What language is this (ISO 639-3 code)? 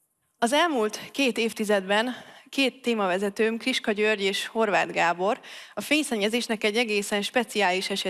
hun